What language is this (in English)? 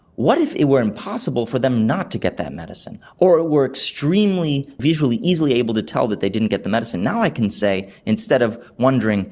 English